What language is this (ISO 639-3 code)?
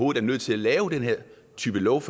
dan